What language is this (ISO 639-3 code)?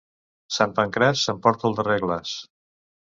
cat